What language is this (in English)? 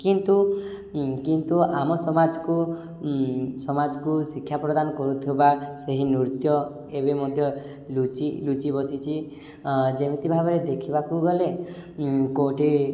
Odia